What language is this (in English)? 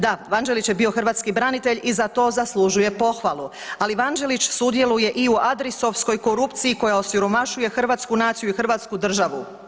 Croatian